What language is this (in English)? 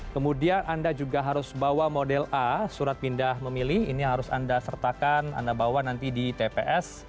Indonesian